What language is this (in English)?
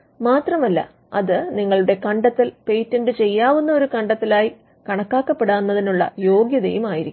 Malayalam